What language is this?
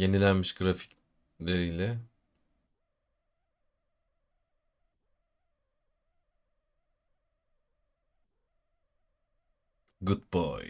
Turkish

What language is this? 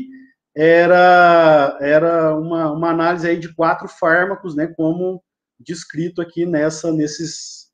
Portuguese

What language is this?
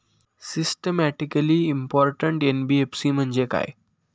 Marathi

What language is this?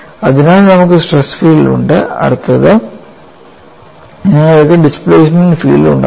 Malayalam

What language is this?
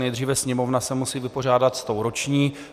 Czech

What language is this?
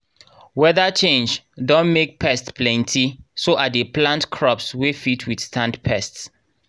Nigerian Pidgin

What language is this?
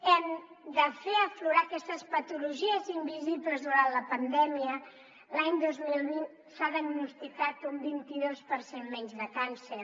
Catalan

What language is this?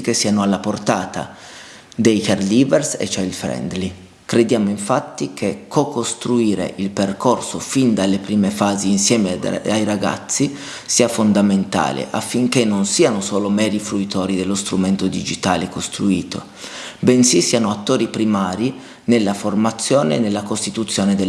Italian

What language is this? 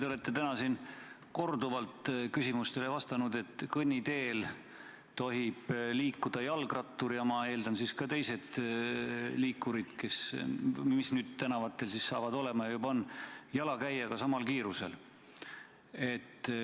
Estonian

